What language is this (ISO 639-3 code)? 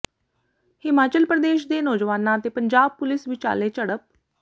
pan